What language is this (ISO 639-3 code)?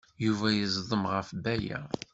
kab